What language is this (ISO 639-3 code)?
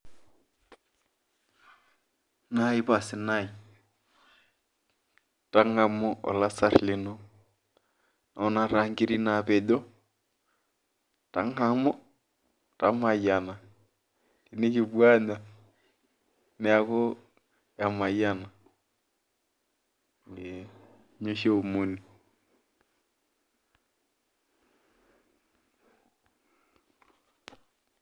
mas